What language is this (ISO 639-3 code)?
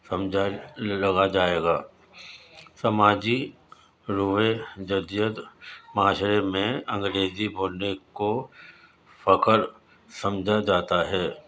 urd